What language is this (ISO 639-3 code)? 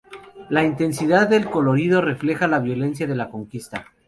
spa